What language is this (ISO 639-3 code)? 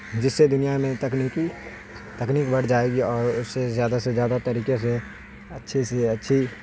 urd